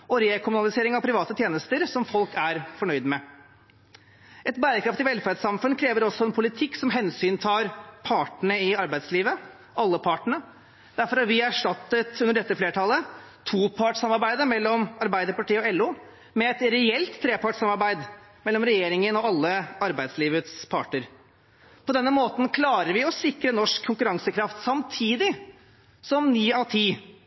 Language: Norwegian Bokmål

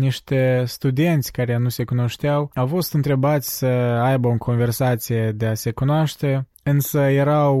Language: Romanian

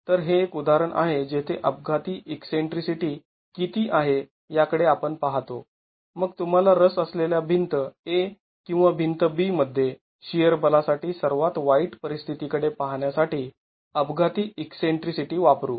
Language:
Marathi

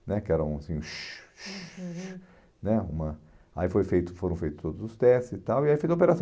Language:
Portuguese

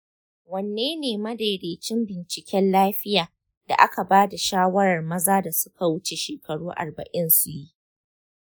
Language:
Hausa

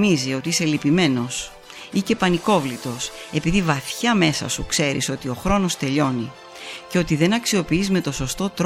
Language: Greek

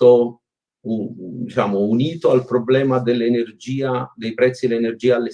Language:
Italian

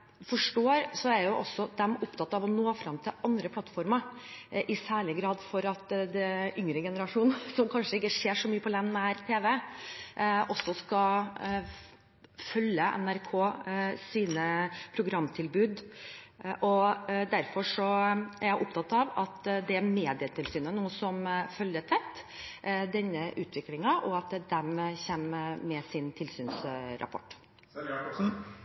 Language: Norwegian Bokmål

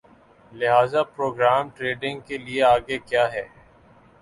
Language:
Urdu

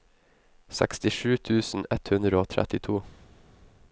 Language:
Norwegian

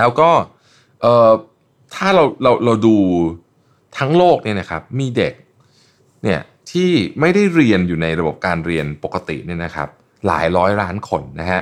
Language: Thai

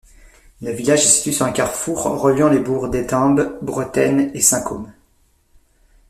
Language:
French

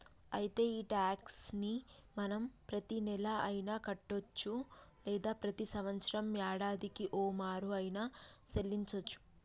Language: Telugu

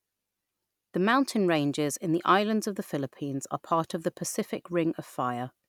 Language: English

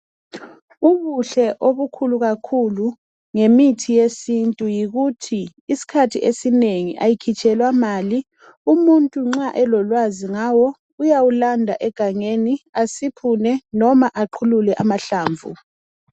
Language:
North Ndebele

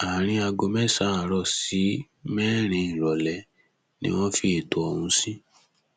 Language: Yoruba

